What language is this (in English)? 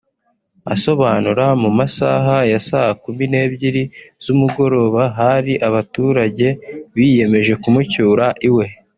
Kinyarwanda